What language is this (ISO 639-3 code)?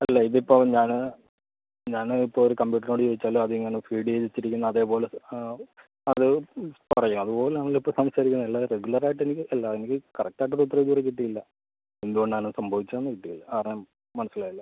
mal